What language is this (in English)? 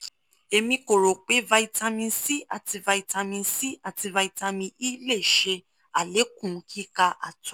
Yoruba